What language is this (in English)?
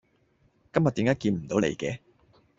Cantonese